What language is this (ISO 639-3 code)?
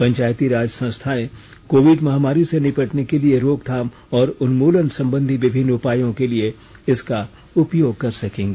hin